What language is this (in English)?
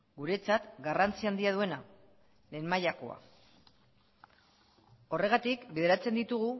Basque